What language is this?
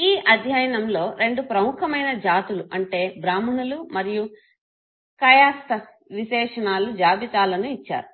Telugu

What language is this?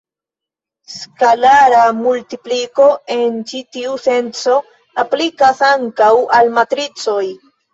Esperanto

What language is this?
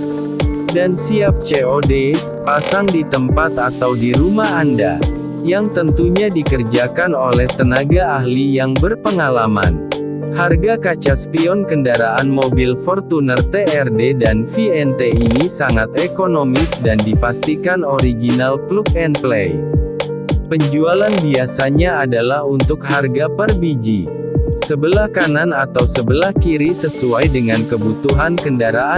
Indonesian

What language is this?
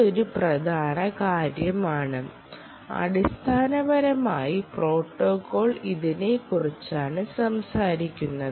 Malayalam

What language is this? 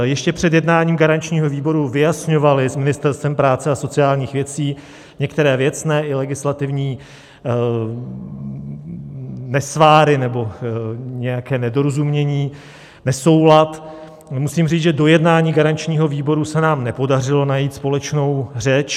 Czech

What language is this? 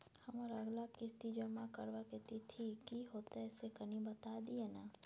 Maithili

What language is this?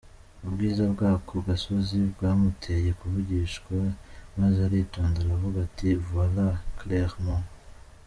Kinyarwanda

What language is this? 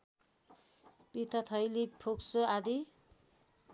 Nepali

